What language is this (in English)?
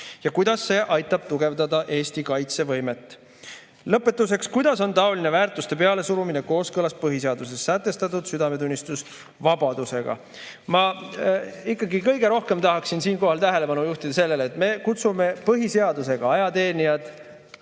Estonian